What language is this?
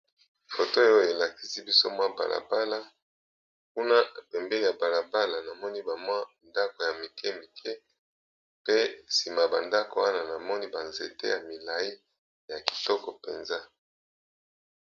Lingala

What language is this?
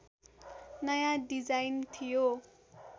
Nepali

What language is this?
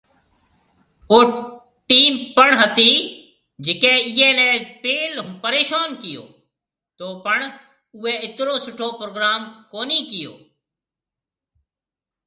Marwari (Pakistan)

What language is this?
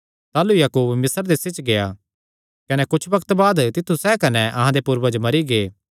Kangri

